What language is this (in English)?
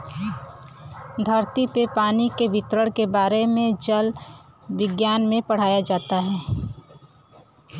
Bhojpuri